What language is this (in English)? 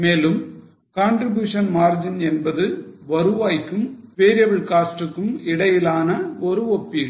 Tamil